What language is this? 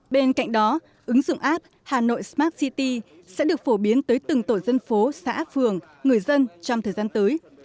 Vietnamese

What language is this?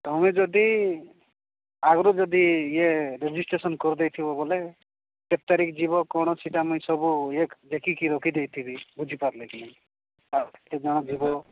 Odia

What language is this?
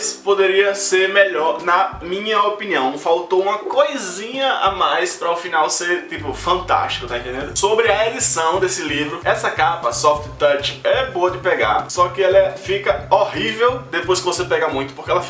Portuguese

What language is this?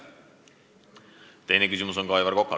Estonian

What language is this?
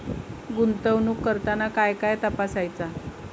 Marathi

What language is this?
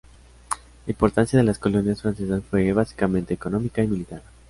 Spanish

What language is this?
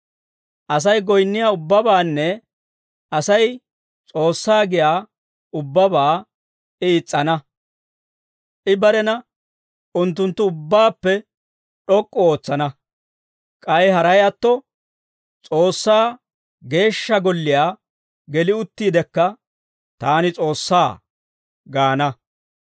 Dawro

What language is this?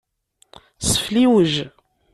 Kabyle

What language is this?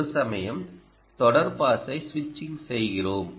Tamil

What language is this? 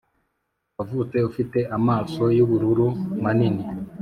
Kinyarwanda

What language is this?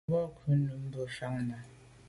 Medumba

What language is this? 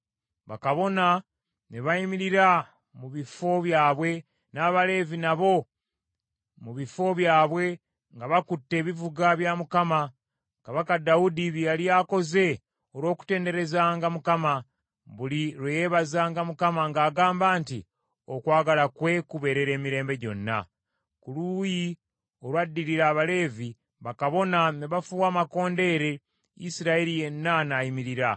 Ganda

